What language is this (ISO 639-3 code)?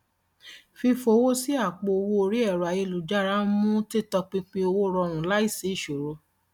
yor